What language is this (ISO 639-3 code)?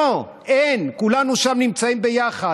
heb